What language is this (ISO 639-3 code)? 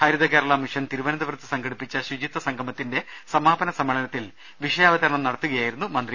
mal